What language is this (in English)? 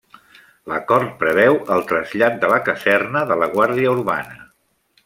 Catalan